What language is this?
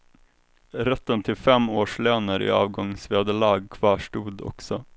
Swedish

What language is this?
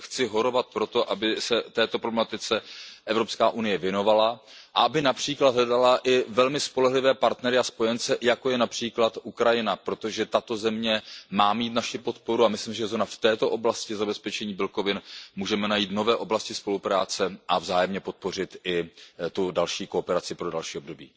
Czech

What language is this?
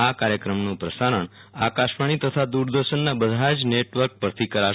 Gujarati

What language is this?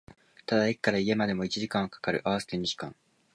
Japanese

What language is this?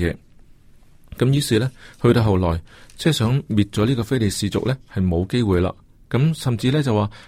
Chinese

